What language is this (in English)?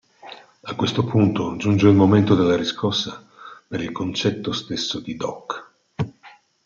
Italian